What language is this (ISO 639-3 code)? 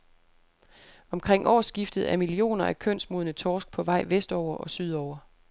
dan